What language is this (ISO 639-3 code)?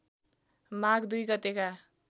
nep